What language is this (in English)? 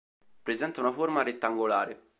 Italian